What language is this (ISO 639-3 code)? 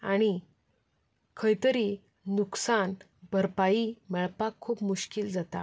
kok